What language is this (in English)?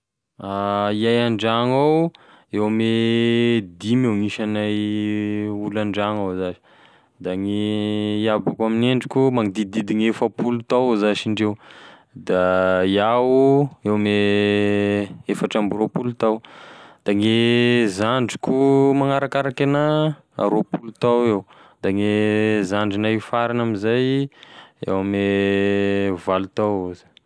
Tesaka Malagasy